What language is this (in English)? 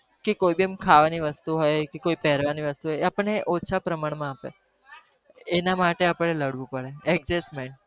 Gujarati